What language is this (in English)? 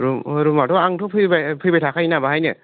Bodo